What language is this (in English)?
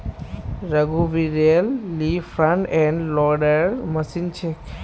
Magahi